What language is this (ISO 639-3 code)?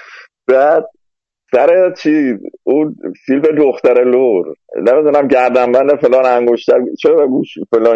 fas